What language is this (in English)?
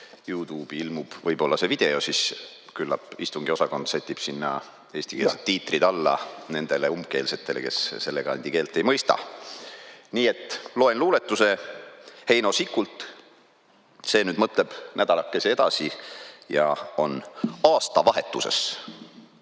Estonian